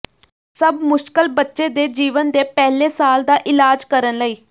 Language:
Punjabi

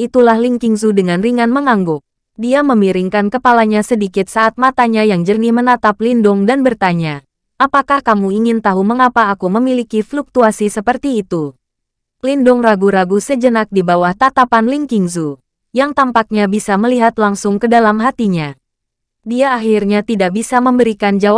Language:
Indonesian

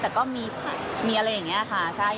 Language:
Thai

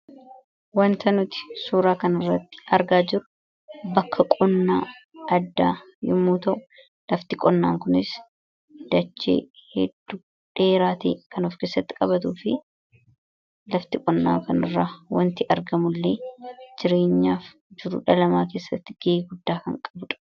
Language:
Oromo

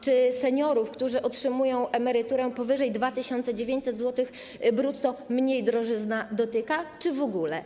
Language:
Polish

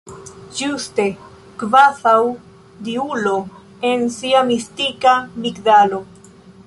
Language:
Esperanto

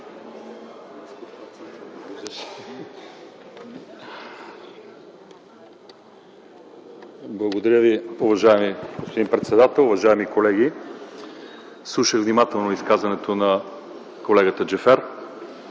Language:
Bulgarian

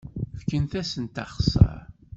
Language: Kabyle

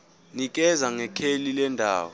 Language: Zulu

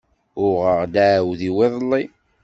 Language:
Kabyle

